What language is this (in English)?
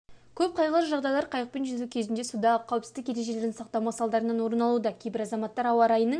Kazakh